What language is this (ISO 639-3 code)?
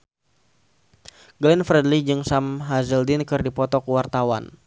sun